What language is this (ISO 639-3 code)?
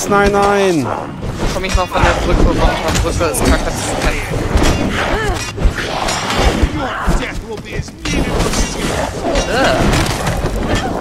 deu